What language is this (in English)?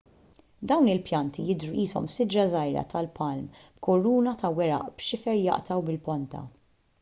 Maltese